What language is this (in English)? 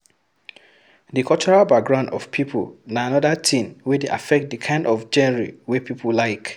Nigerian Pidgin